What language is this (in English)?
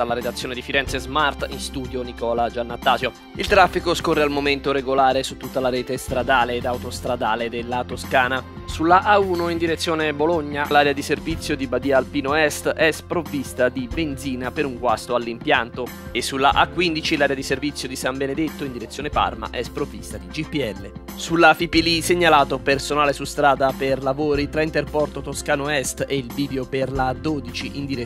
Italian